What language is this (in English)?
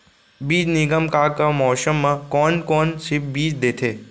Chhattisgarhi